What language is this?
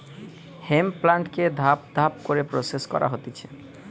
Bangla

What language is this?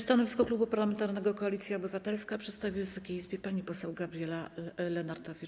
Polish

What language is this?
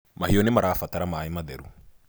Kikuyu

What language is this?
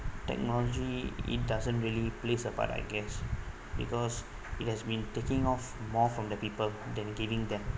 English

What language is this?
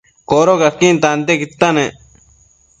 Matsés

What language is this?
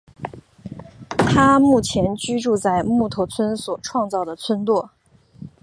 Chinese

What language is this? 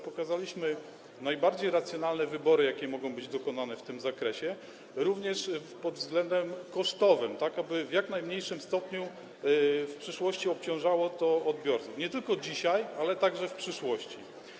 Polish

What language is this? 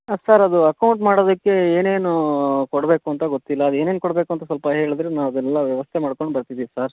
Kannada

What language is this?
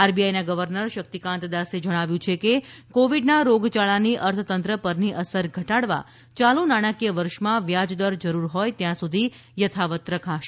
Gujarati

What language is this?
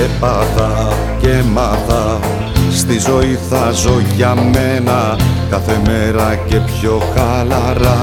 Greek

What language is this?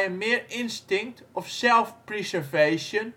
Dutch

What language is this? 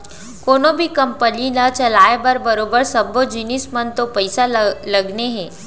Chhattisgarhi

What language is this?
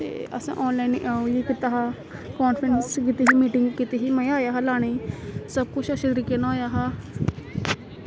Dogri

